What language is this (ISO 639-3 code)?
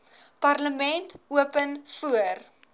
afr